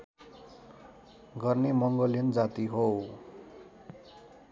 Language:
Nepali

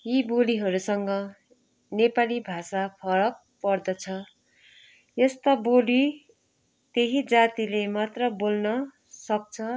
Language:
Nepali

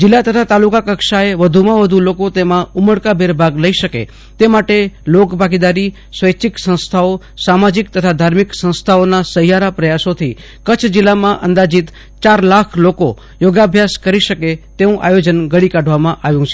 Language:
Gujarati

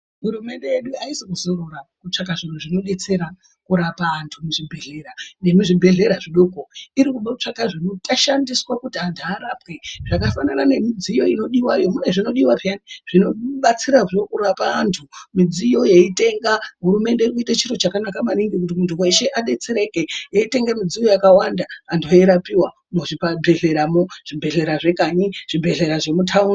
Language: Ndau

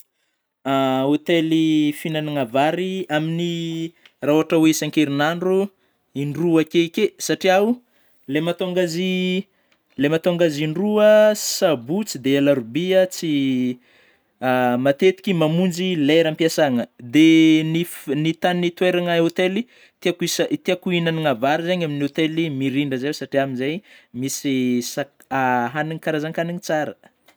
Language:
Northern Betsimisaraka Malagasy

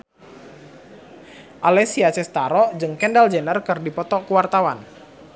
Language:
Sundanese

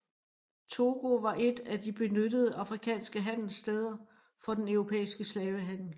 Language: Danish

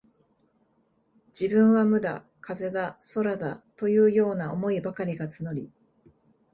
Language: Japanese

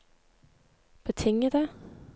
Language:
Norwegian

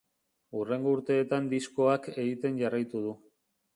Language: Basque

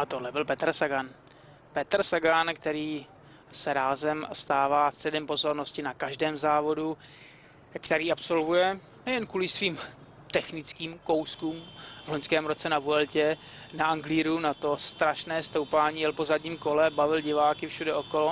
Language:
Czech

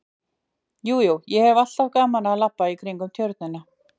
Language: Icelandic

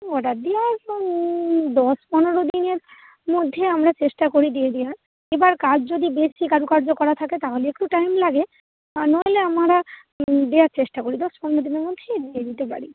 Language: Bangla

